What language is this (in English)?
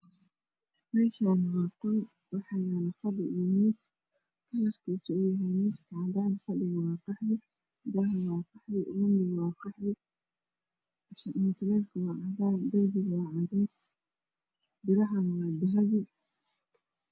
Somali